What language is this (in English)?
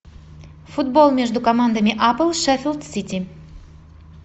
Russian